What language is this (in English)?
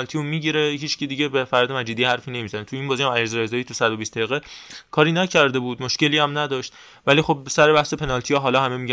Persian